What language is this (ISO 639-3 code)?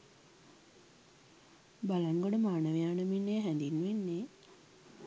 sin